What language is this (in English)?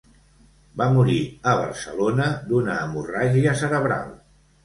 Catalan